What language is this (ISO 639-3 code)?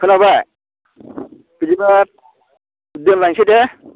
brx